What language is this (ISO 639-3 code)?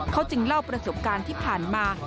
tha